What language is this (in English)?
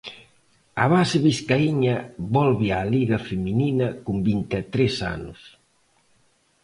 Galician